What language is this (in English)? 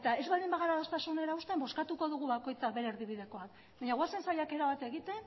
Basque